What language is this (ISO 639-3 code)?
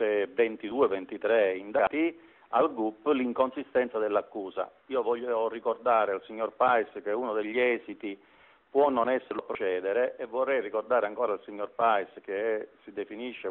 ita